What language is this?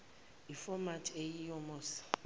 Zulu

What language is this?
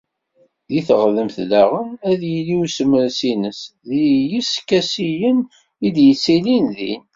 Kabyle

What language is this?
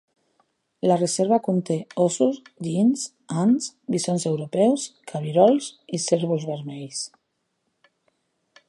Catalan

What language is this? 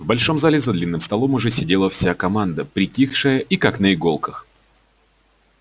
Russian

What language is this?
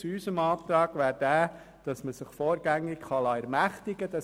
Swiss German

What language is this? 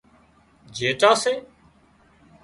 Wadiyara Koli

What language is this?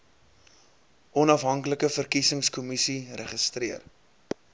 Afrikaans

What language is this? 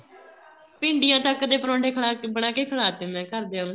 Punjabi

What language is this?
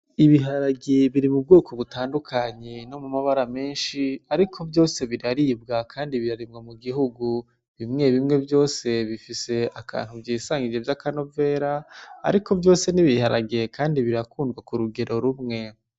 Rundi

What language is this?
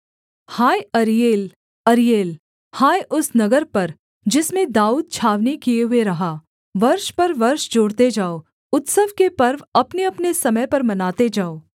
Hindi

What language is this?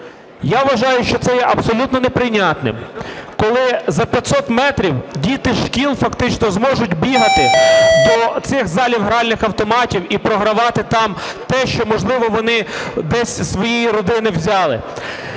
Ukrainian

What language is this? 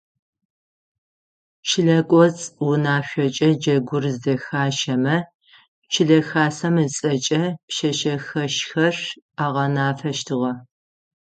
Adyghe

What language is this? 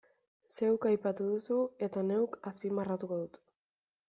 Basque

